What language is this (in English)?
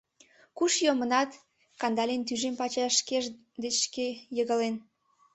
Mari